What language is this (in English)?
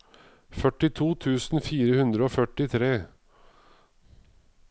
Norwegian